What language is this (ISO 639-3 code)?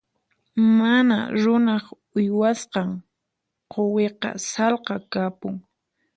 qxp